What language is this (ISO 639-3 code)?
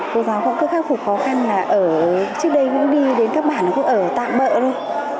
vie